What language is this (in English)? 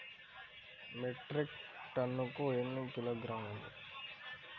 Telugu